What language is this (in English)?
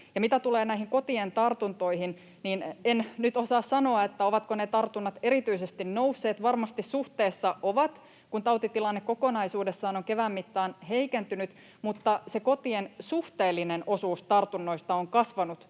Finnish